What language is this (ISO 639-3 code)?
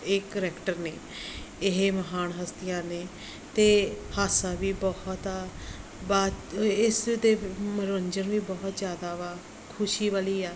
pan